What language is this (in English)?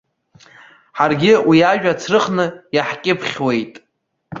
Abkhazian